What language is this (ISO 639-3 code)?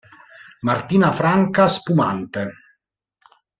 ita